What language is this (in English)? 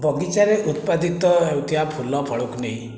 Odia